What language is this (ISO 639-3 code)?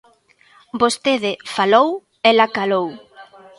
glg